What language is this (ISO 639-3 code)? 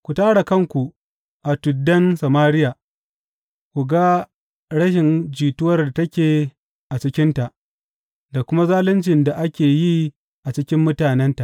hau